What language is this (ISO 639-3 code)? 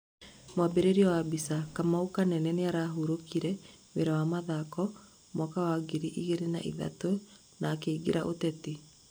kik